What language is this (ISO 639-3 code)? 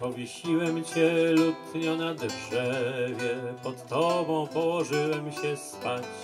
pol